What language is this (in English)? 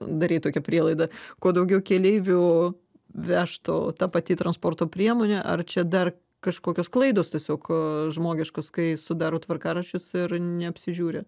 Lithuanian